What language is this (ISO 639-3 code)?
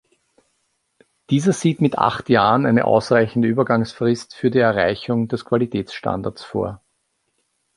deu